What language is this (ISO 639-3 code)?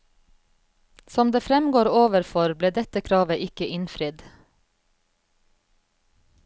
nor